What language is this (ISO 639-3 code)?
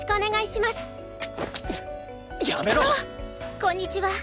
jpn